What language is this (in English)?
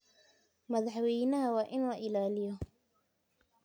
Somali